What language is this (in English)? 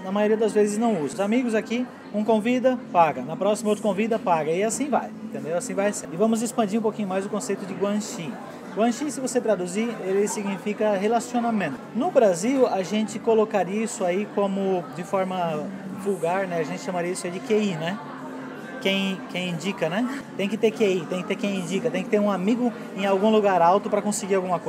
Portuguese